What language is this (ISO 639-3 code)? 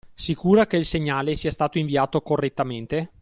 ita